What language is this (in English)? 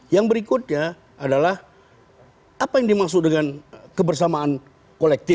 Indonesian